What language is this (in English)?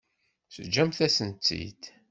Kabyle